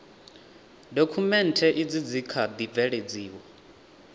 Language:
Venda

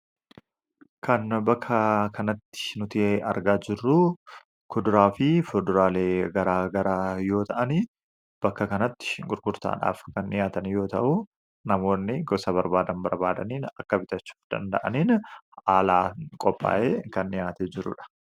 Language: Oromo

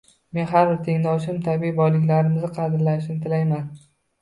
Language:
Uzbek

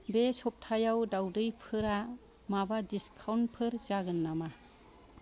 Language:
Bodo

